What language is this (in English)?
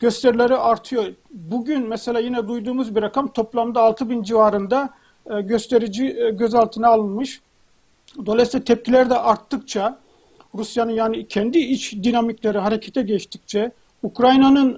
Turkish